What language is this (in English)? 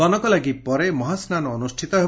Odia